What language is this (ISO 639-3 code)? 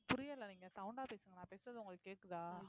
tam